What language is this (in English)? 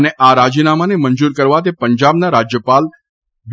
Gujarati